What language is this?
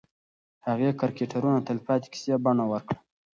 Pashto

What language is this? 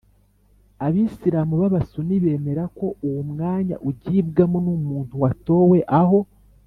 Kinyarwanda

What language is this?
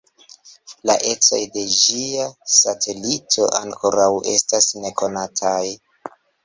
Esperanto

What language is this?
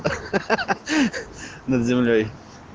Russian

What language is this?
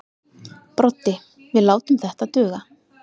Icelandic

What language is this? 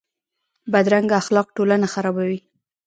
Pashto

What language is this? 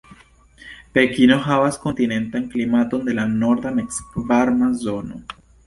Esperanto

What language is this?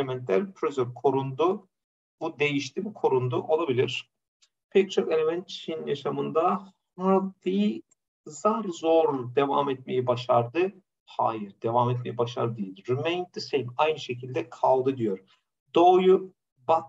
Turkish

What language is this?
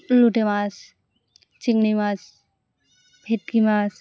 Bangla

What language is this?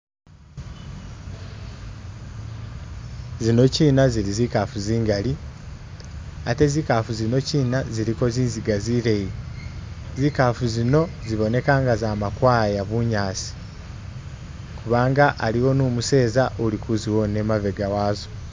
Masaaba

